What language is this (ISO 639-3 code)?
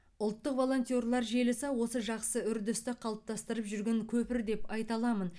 kaz